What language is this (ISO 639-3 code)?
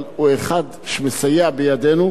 heb